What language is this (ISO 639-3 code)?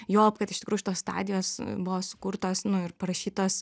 lit